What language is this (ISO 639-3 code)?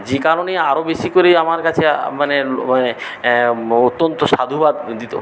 ben